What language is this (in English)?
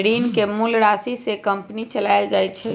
Magahi